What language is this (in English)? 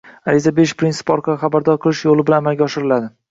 Uzbek